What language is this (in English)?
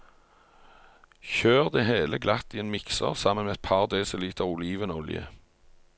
Norwegian